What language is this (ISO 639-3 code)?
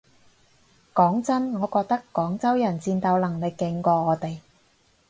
yue